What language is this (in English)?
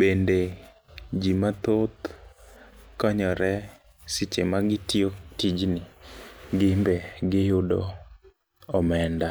Luo (Kenya and Tanzania)